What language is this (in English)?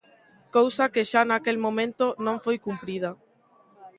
Galician